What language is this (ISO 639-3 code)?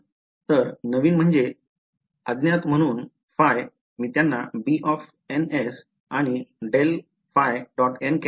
mar